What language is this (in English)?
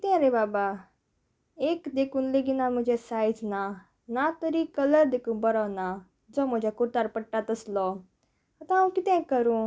Konkani